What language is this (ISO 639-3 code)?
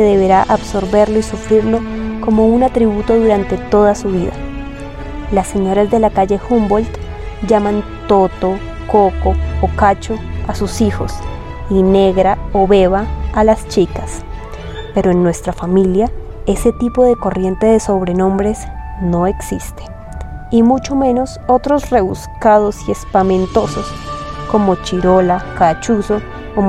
spa